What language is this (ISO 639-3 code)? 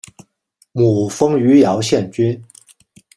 zho